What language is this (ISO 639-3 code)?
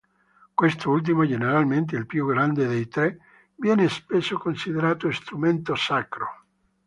ita